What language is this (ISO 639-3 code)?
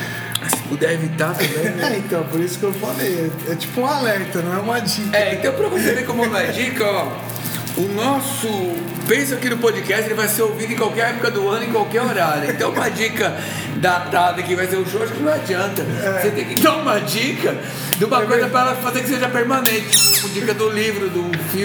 por